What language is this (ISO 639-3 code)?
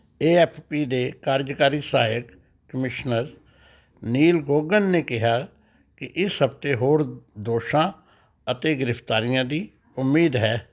pan